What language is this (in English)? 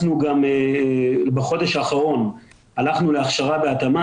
Hebrew